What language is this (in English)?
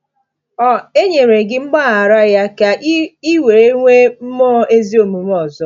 Igbo